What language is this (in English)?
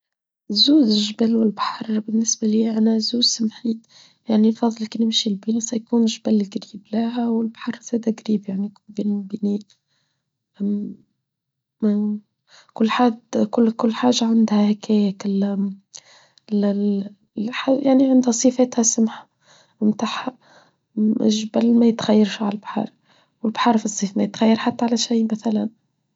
Tunisian Arabic